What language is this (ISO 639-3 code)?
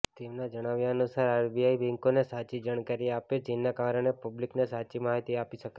guj